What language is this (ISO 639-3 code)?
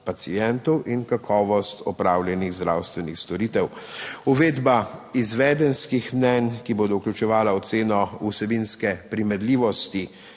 slv